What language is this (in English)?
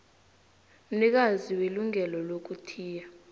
South Ndebele